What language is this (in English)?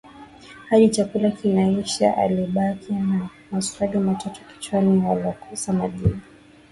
Swahili